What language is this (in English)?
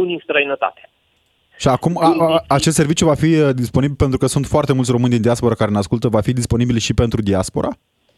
Romanian